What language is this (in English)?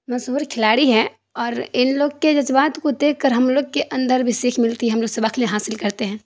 Urdu